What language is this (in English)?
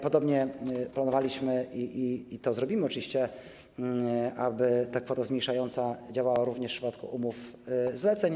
Polish